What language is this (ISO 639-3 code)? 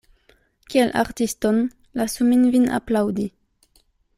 epo